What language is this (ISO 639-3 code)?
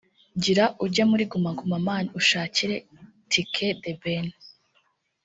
kin